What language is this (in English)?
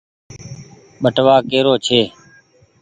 Goaria